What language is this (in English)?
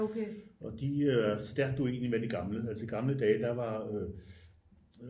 Danish